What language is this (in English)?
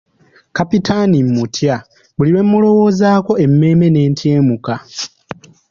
Ganda